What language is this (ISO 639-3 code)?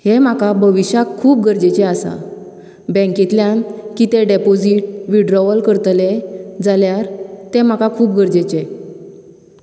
kok